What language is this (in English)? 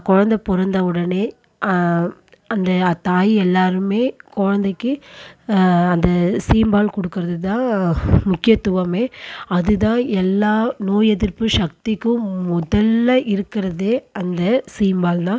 Tamil